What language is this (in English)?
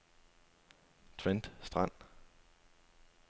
Danish